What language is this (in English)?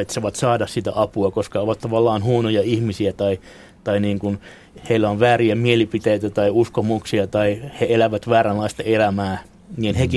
Finnish